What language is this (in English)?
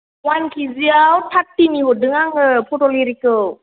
Bodo